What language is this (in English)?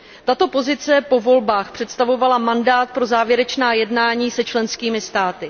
Czech